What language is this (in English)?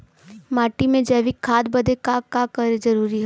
Bhojpuri